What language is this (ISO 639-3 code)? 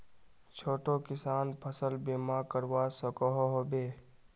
mag